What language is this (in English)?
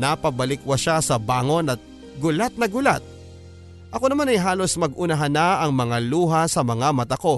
Filipino